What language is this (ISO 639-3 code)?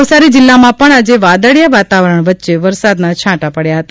guj